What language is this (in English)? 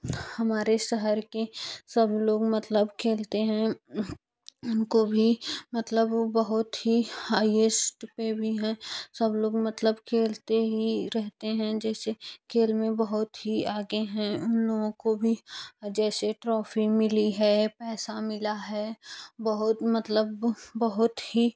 Hindi